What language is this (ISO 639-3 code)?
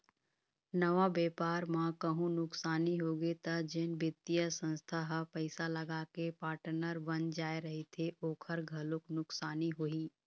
hne